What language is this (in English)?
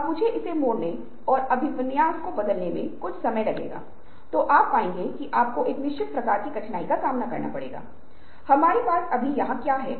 Hindi